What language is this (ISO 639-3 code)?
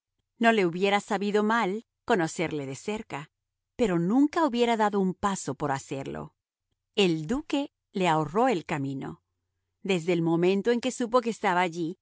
spa